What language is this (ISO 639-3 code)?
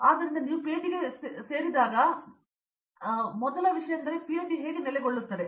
kan